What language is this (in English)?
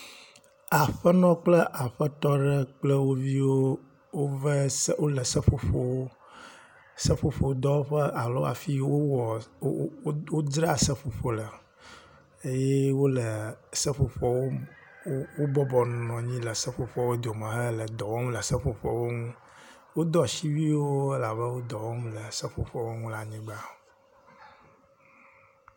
Ewe